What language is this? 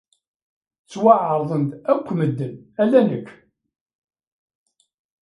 Kabyle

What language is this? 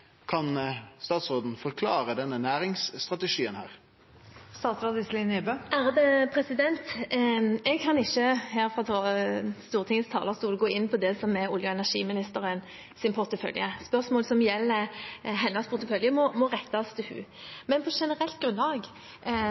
Norwegian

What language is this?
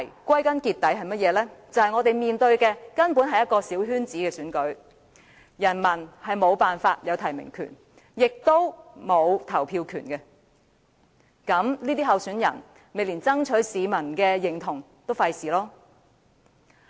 Cantonese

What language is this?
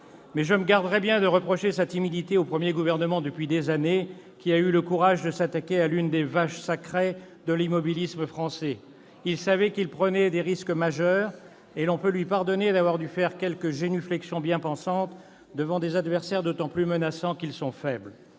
French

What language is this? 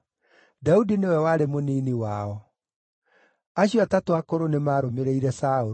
Kikuyu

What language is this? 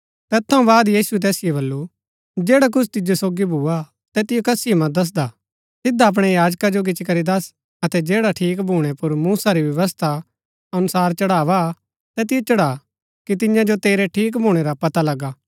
Gaddi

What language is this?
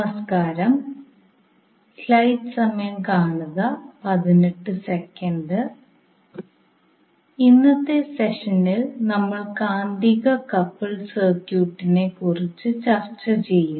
Malayalam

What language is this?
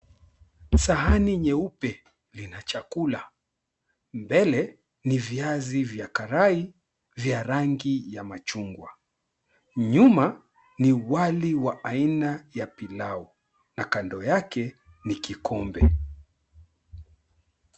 Swahili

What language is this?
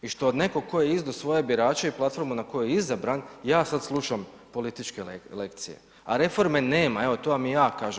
Croatian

